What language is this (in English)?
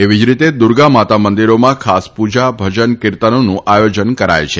Gujarati